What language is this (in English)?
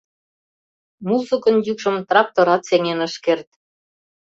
Mari